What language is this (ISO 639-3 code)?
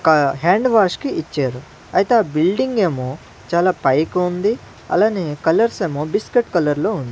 tel